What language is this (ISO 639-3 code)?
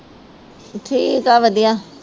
pan